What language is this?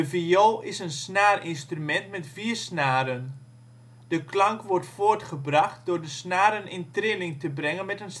Dutch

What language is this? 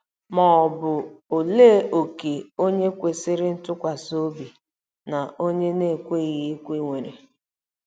Igbo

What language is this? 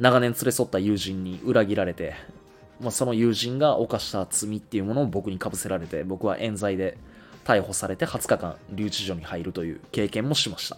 Japanese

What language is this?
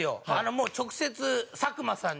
Japanese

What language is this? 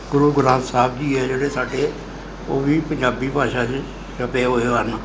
Punjabi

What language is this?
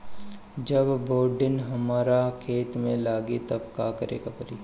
Bhojpuri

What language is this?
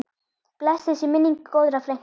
Icelandic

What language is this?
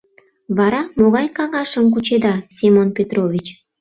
Mari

